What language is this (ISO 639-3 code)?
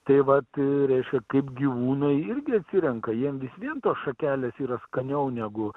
lit